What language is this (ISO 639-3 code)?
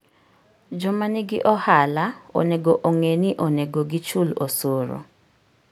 luo